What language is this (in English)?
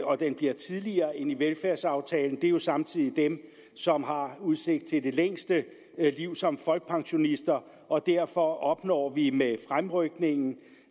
Danish